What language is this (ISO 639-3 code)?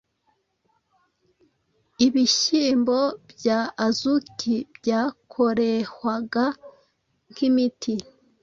kin